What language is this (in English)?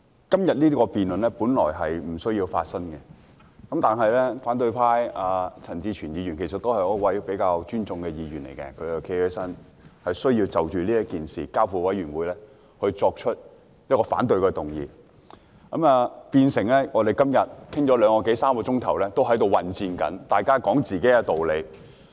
Cantonese